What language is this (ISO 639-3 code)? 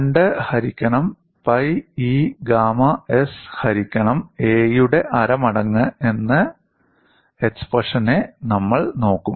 mal